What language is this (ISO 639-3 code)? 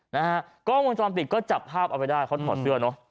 tha